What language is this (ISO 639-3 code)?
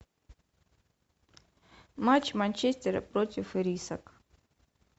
rus